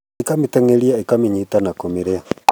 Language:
Kikuyu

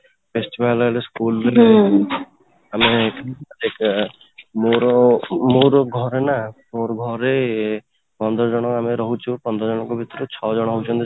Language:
Odia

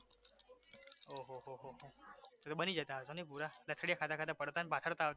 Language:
Gujarati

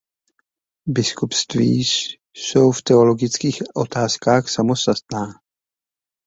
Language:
Czech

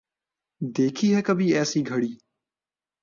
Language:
Urdu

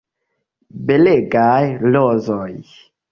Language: Esperanto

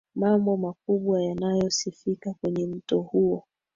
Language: Swahili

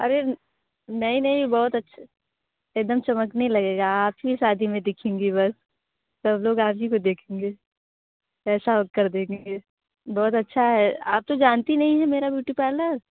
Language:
Hindi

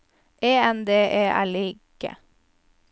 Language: Norwegian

